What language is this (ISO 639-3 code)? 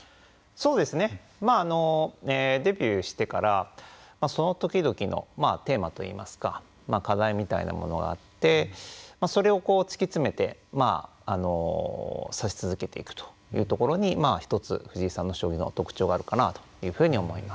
jpn